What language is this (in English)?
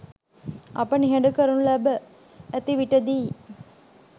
Sinhala